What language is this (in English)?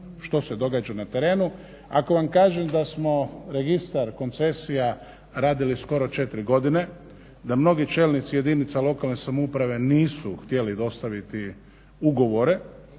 Croatian